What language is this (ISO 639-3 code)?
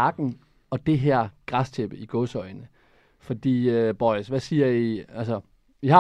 dan